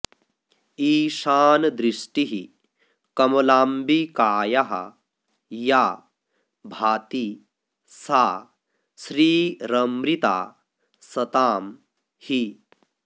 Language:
Sanskrit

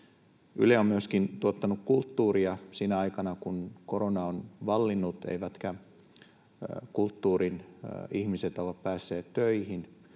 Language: Finnish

